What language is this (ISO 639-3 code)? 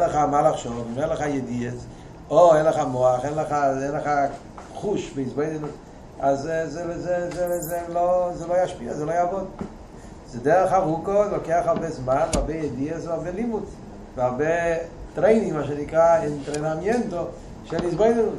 heb